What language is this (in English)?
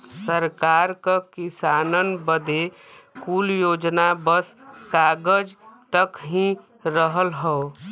Bhojpuri